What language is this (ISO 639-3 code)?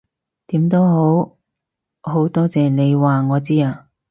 yue